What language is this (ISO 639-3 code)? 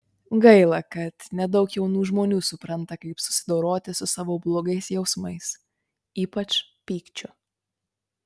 lit